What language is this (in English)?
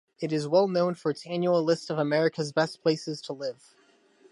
English